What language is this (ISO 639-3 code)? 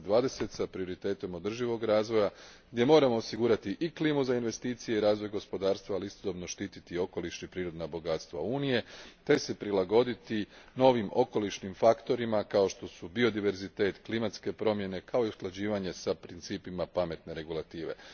hrv